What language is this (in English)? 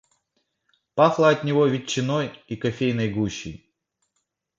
Russian